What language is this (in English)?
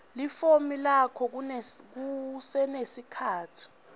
Swati